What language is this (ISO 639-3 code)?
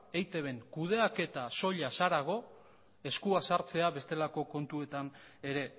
eus